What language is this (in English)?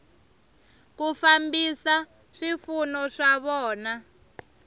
Tsonga